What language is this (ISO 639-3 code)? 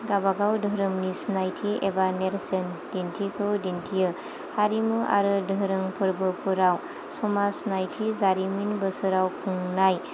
brx